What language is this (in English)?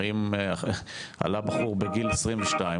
Hebrew